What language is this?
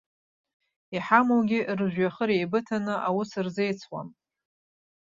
Abkhazian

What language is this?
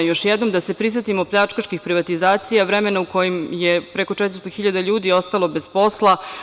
Serbian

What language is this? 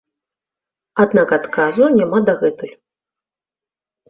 Belarusian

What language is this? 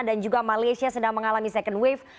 Indonesian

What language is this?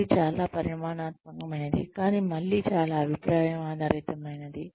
Telugu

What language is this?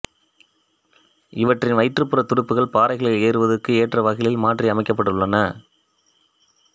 Tamil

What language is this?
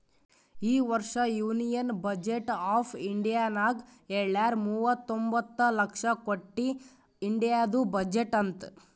Kannada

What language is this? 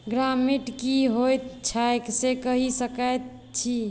Maithili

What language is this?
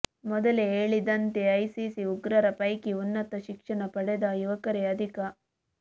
Kannada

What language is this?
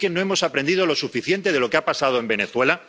Spanish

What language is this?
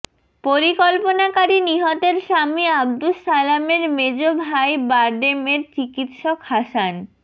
Bangla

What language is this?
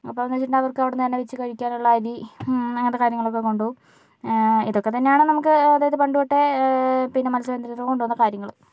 Malayalam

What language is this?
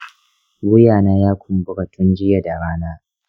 Hausa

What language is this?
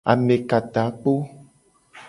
Gen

